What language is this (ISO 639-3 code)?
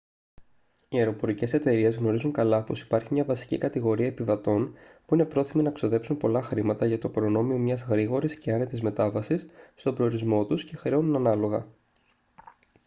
ell